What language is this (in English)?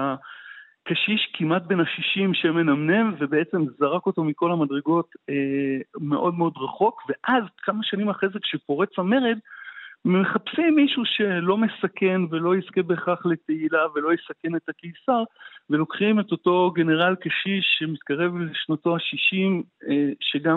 Hebrew